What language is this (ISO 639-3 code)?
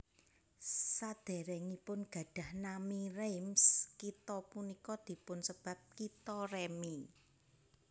jav